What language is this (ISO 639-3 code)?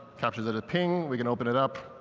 eng